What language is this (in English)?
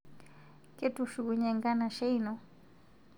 Masai